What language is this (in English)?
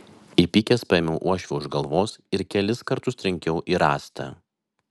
Lithuanian